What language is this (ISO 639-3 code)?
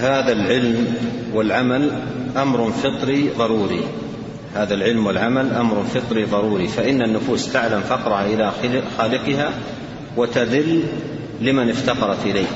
ara